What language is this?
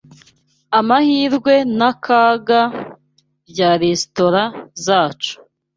Kinyarwanda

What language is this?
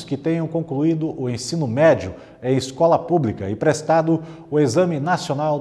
Portuguese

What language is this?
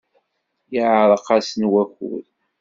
Kabyle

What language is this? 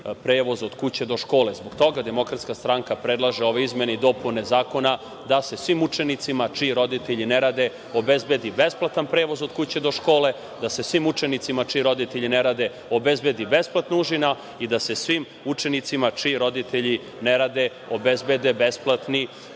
Serbian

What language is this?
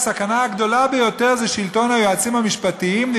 Hebrew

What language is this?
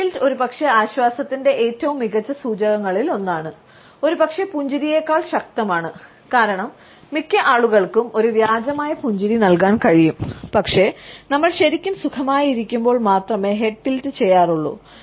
Malayalam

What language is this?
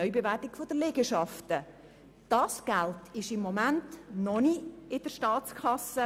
Swiss German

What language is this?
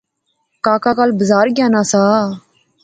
Pahari-Potwari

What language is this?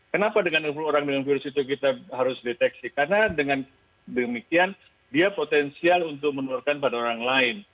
Indonesian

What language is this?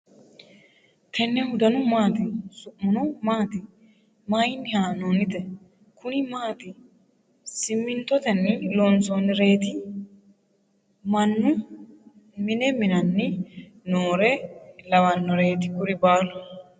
Sidamo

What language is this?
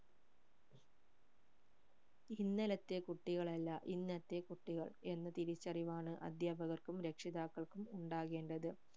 Malayalam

